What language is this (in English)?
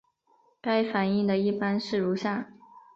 Chinese